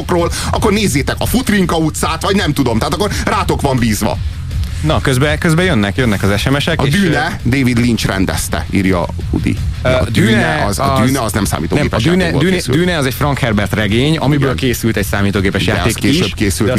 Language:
Hungarian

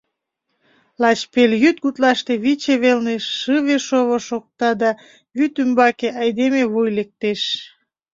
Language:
Mari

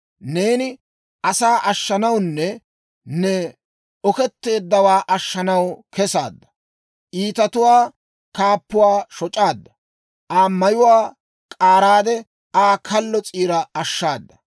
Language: Dawro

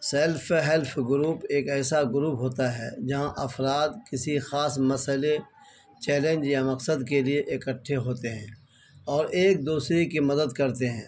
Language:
Urdu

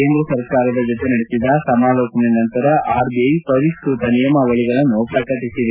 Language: Kannada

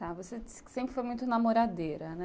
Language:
Portuguese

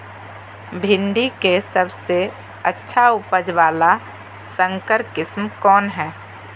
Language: Magahi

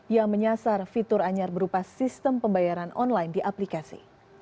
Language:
Indonesian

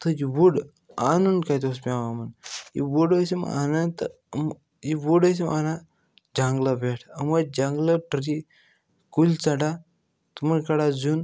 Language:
Kashmiri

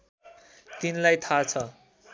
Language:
Nepali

